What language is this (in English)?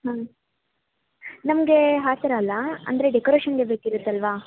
Kannada